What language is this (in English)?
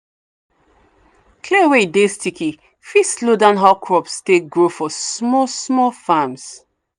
Nigerian Pidgin